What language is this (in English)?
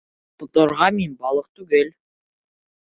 Bashkir